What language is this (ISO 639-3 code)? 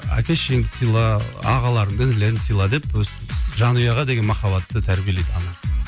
kaz